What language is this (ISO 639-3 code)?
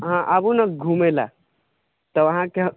mai